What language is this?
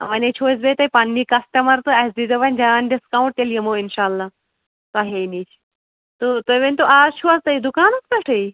Kashmiri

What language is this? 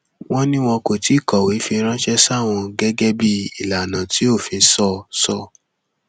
Yoruba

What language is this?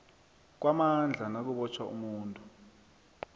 South Ndebele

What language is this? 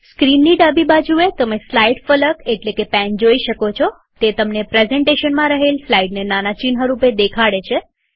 Gujarati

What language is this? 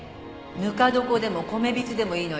Japanese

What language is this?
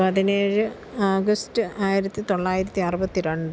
Malayalam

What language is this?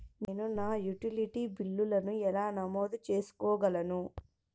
Telugu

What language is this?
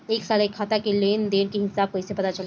Bhojpuri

